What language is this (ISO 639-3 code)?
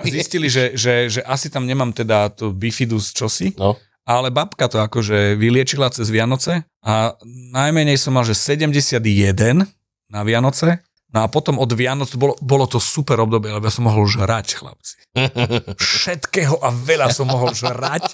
slk